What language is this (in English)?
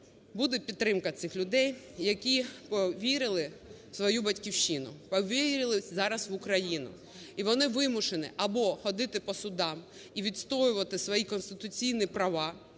Ukrainian